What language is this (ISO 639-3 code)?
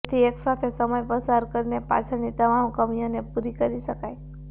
guj